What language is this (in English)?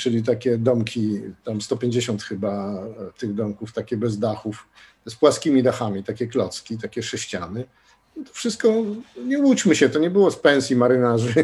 Polish